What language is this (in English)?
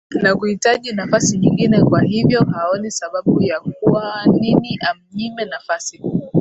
Swahili